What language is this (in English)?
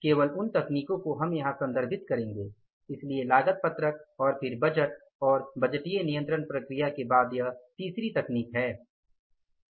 Hindi